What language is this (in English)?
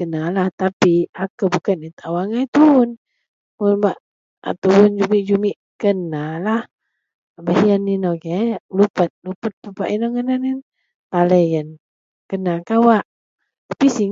Central Melanau